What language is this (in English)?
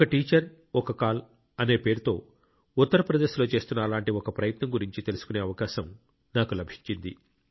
Telugu